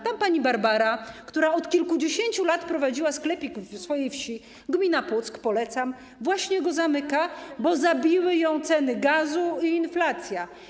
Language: Polish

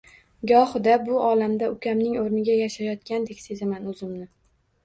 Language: Uzbek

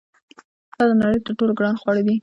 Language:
Pashto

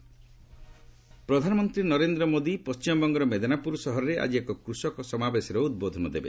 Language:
Odia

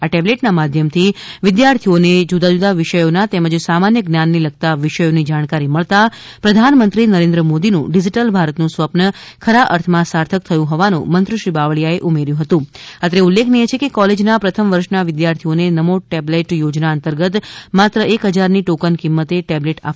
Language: Gujarati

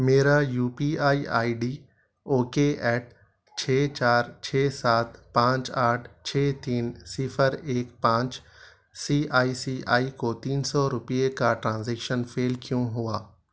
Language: Urdu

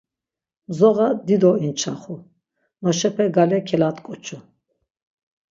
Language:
Laz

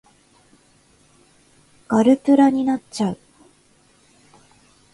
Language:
Japanese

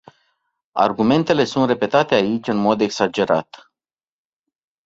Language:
Romanian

